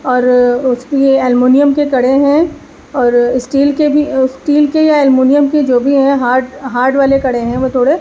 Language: Urdu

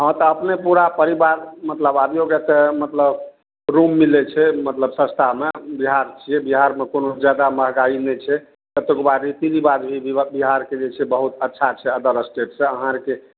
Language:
Maithili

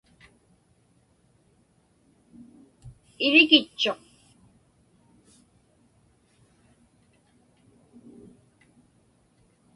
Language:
Inupiaq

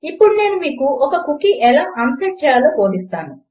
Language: Telugu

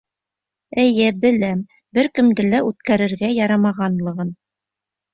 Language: Bashkir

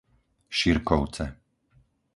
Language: Slovak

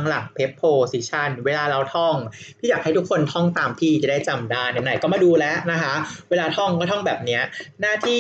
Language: Thai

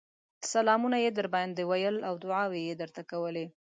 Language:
Pashto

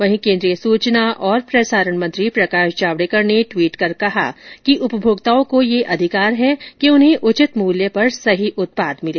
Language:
Hindi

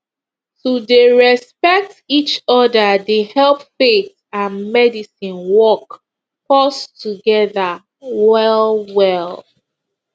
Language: Nigerian Pidgin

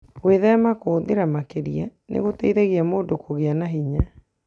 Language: Kikuyu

